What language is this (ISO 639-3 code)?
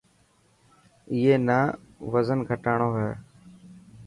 mki